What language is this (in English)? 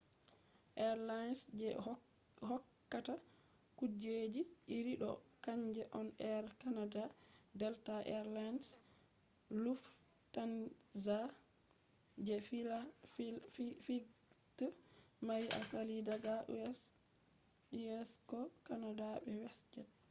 Fula